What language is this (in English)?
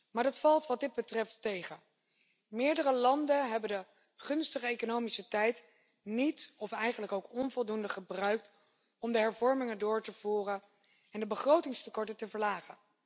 Dutch